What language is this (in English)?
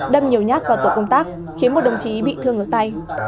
Vietnamese